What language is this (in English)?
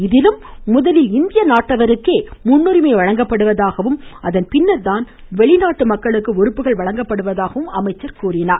Tamil